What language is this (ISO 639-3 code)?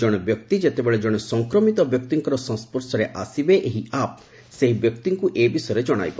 ori